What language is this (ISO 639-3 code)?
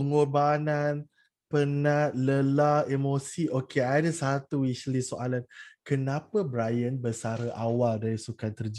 msa